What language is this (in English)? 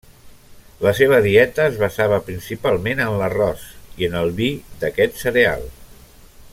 Catalan